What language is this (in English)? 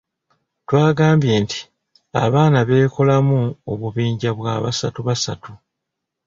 Ganda